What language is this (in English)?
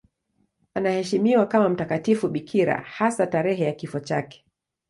Swahili